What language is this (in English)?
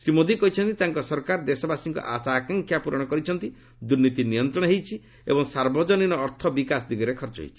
Odia